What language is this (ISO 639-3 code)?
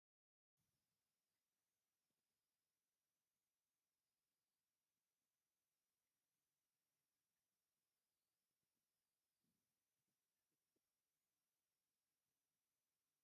tir